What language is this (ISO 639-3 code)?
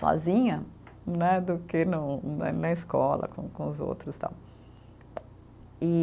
por